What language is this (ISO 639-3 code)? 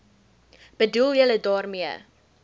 afr